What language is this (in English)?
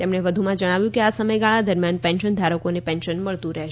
Gujarati